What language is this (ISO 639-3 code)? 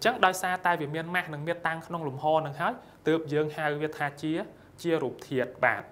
vie